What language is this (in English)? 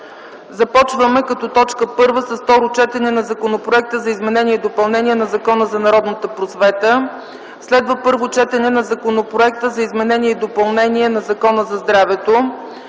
Bulgarian